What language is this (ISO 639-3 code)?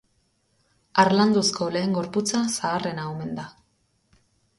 eus